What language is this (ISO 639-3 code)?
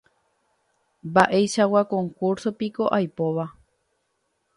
grn